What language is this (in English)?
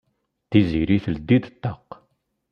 Kabyle